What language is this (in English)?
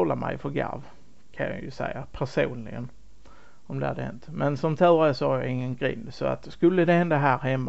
Swedish